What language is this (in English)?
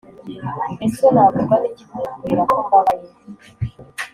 Kinyarwanda